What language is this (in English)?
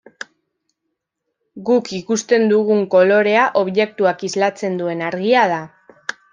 Basque